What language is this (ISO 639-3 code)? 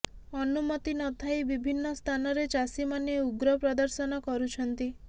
ori